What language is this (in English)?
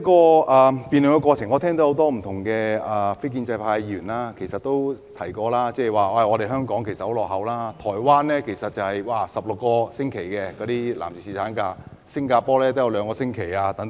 Cantonese